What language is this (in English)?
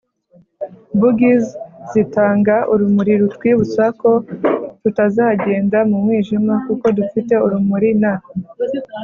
Kinyarwanda